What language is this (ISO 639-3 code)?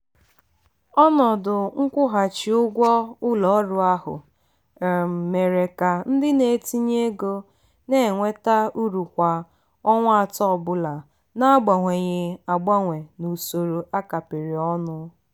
ibo